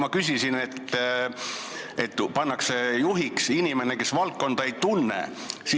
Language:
Estonian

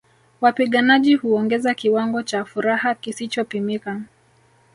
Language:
Swahili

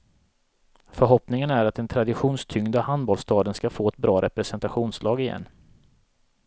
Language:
Swedish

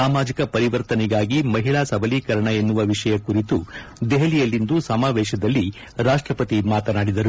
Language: Kannada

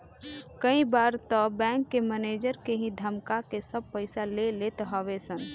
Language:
Bhojpuri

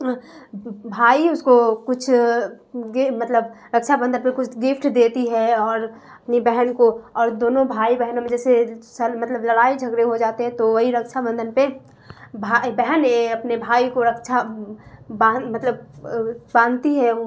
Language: Urdu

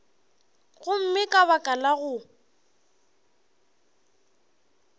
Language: Northern Sotho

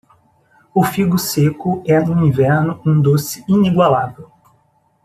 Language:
Portuguese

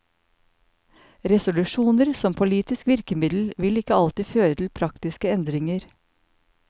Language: Norwegian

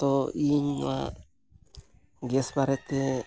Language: Santali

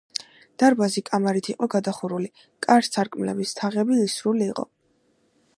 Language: Georgian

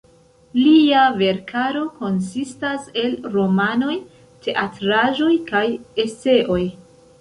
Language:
Esperanto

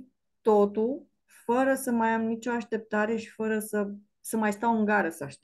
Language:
Romanian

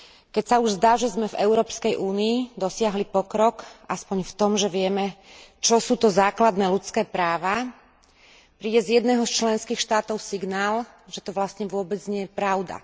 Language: Slovak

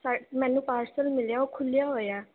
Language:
Punjabi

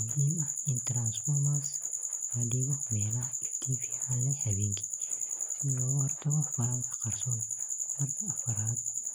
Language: Somali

